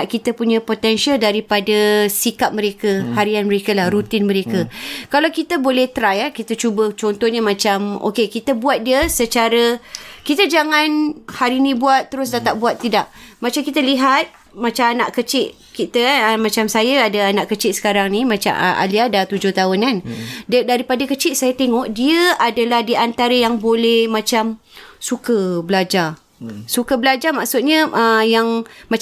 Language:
Malay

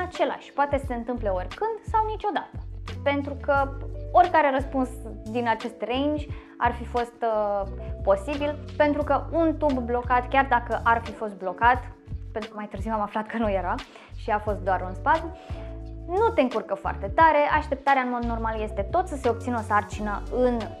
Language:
Romanian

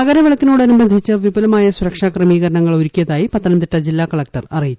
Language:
Malayalam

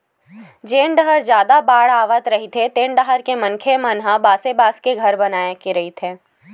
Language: Chhattisgarhi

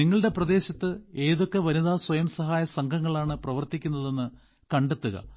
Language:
Malayalam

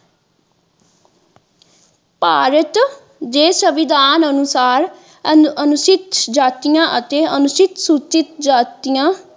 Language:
Punjabi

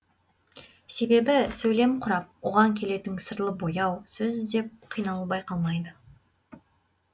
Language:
Kazakh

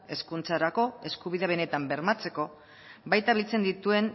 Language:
Basque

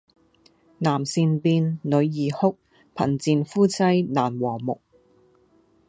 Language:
Cantonese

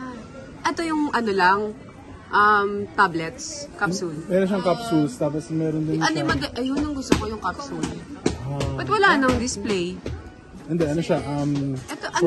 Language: Filipino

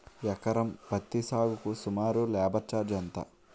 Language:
Telugu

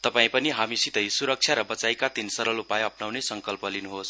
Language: Nepali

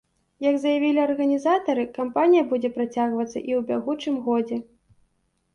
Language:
Belarusian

